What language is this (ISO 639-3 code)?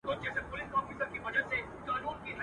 pus